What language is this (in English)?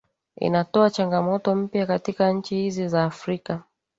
Swahili